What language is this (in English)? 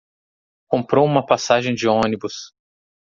Portuguese